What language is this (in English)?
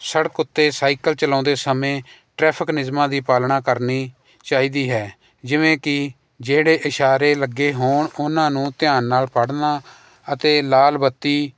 Punjabi